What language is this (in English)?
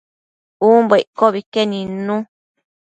Matsés